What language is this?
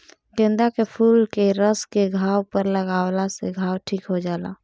Bhojpuri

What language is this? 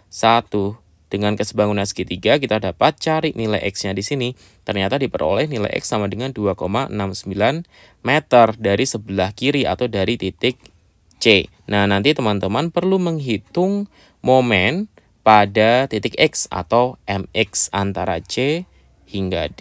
Indonesian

